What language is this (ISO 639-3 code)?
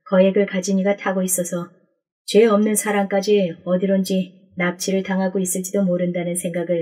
kor